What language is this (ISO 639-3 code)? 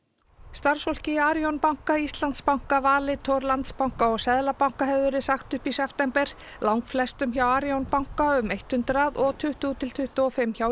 isl